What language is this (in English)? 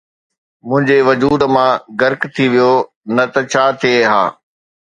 Sindhi